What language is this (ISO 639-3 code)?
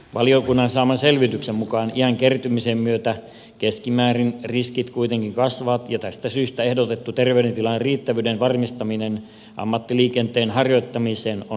fin